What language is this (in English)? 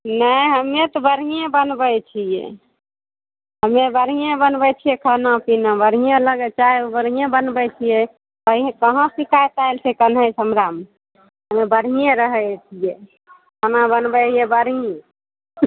Maithili